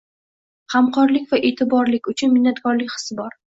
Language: Uzbek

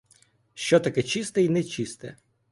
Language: Ukrainian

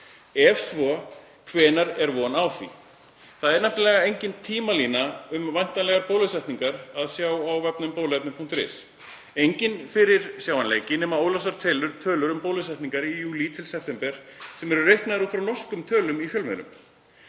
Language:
Icelandic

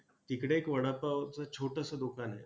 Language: Marathi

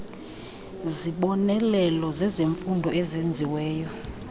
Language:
Xhosa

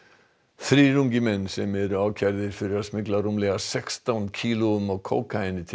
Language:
Icelandic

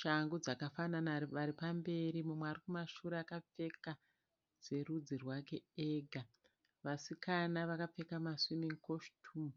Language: Shona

